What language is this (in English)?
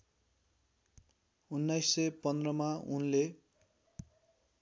Nepali